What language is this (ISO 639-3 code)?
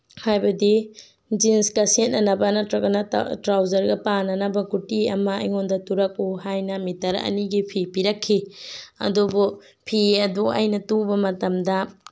mni